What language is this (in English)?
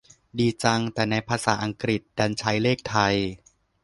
Thai